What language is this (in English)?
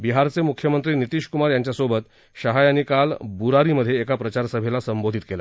Marathi